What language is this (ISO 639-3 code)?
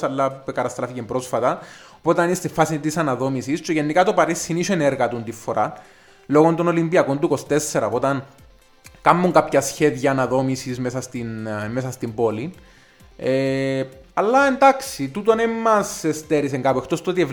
ell